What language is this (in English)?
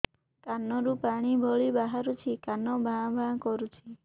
Odia